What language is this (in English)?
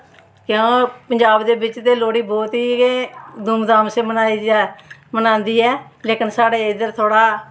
Dogri